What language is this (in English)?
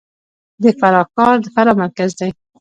Pashto